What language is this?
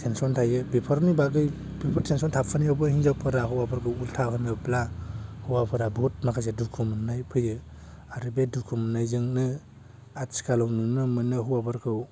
Bodo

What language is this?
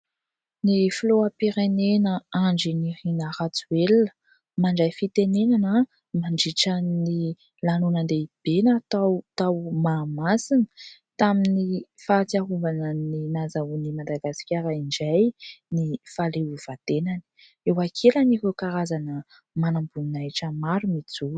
Malagasy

